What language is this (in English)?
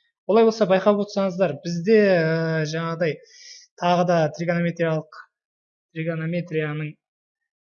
Turkish